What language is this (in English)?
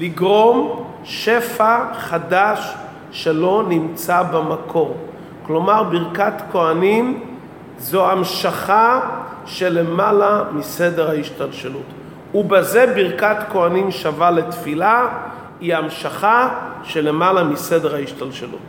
Hebrew